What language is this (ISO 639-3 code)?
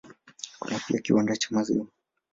swa